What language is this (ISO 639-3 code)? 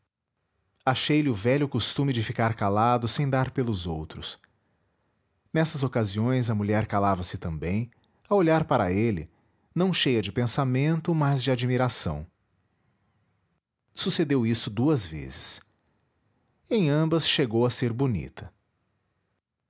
por